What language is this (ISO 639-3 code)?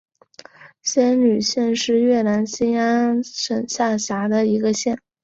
zho